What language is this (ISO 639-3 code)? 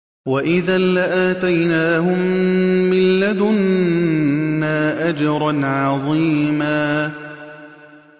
ara